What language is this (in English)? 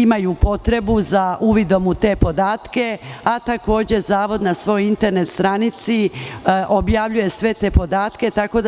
Serbian